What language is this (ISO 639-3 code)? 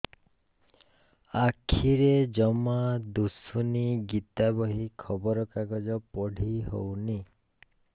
ori